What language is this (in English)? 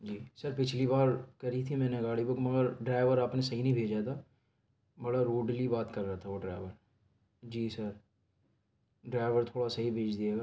Urdu